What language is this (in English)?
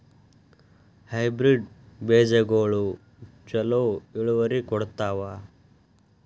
Kannada